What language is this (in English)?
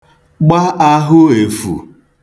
Igbo